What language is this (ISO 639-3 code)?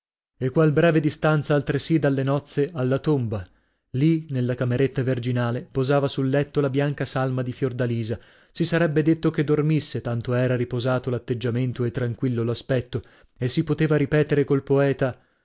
ita